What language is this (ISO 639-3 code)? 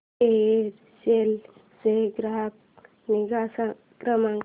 mar